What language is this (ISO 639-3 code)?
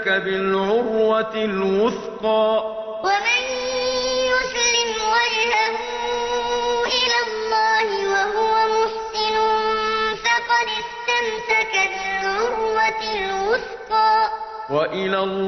ara